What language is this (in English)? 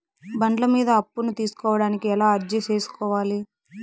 Telugu